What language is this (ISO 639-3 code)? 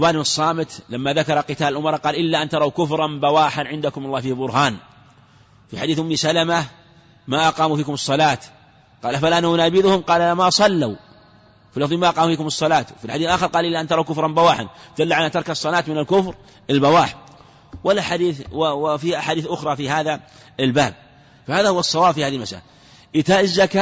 ara